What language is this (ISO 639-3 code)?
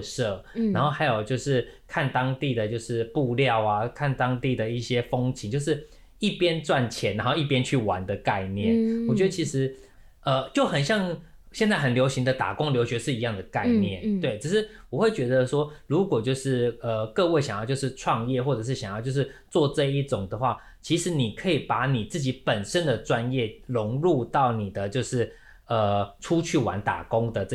zho